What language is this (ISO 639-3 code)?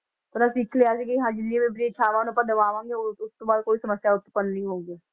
pan